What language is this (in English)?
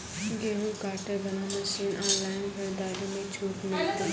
Maithili